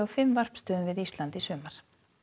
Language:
Icelandic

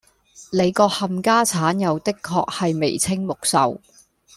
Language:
Cantonese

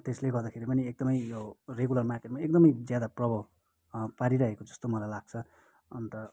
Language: Nepali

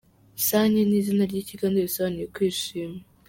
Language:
Kinyarwanda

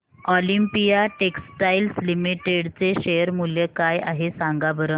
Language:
Marathi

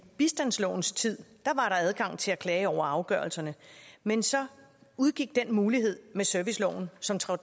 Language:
Danish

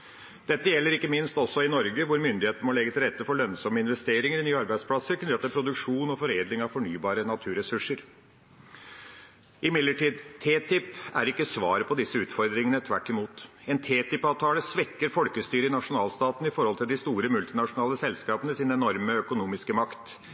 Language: Norwegian Bokmål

